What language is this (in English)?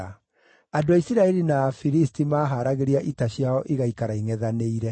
Kikuyu